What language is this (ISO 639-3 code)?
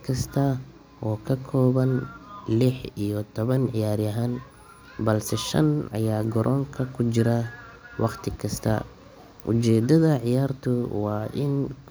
som